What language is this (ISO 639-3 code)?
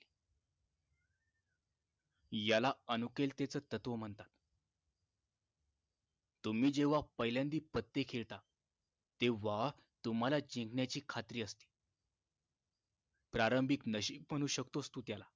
mar